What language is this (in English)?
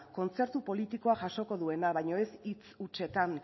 Basque